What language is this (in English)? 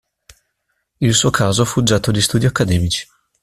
Italian